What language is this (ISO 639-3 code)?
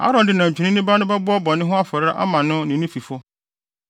aka